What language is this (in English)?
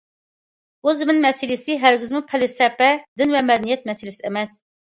Uyghur